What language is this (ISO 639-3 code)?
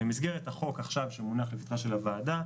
heb